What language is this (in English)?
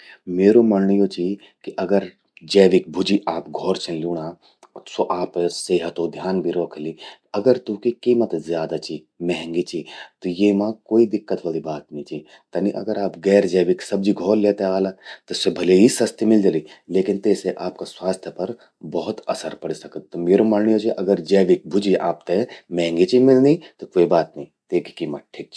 Garhwali